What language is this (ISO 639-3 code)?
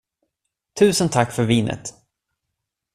swe